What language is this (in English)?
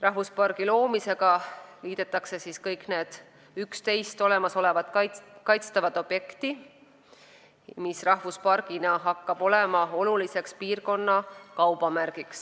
Estonian